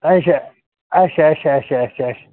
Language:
Kashmiri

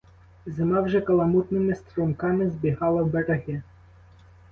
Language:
Ukrainian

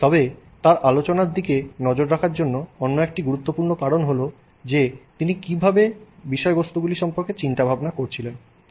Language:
Bangla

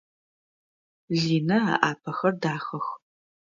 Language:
Adyghe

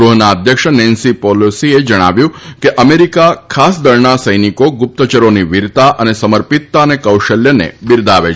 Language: Gujarati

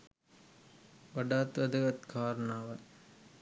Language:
Sinhala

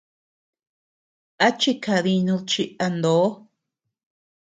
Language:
Tepeuxila Cuicatec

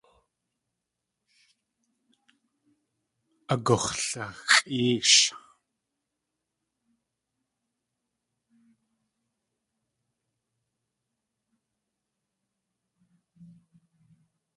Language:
Tlingit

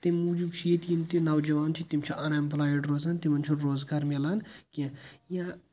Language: Kashmiri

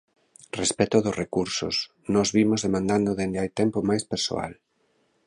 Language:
Galician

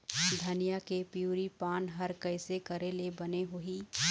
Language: Chhattisgarhi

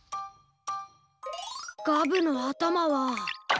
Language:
Japanese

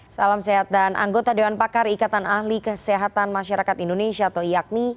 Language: Indonesian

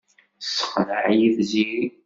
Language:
Kabyle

